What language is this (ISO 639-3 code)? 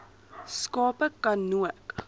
afr